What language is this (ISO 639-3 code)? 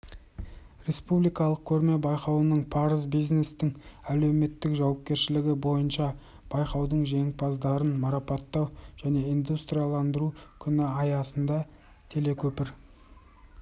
kaz